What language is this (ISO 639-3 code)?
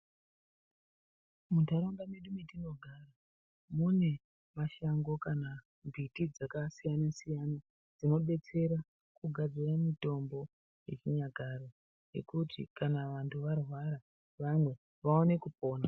ndc